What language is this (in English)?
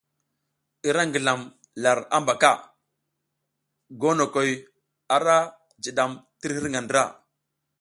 South Giziga